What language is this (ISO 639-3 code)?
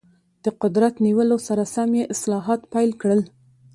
pus